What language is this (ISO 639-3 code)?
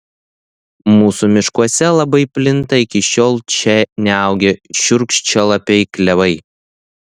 lit